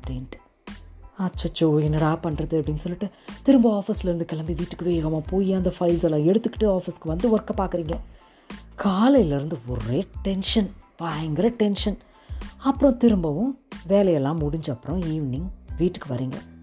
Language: Tamil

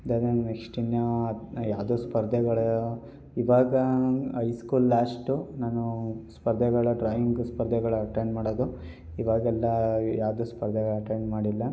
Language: Kannada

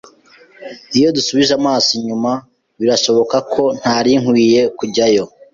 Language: Kinyarwanda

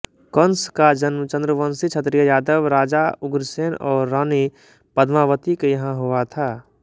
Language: Hindi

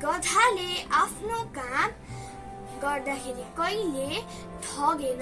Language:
Nepali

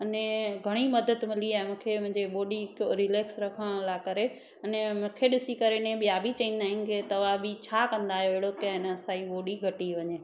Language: Sindhi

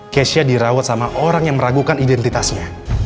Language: Indonesian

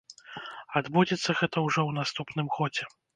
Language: Belarusian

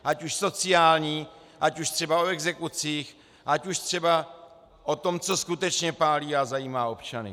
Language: Czech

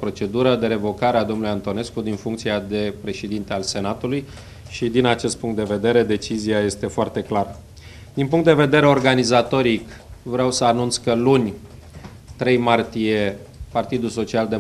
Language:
Romanian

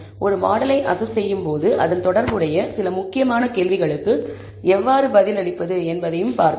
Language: Tamil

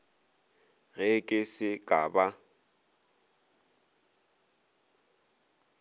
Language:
Northern Sotho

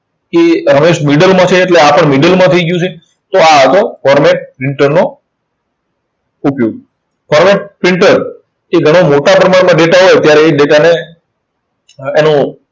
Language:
Gujarati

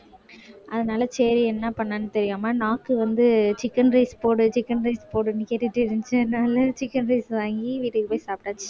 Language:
Tamil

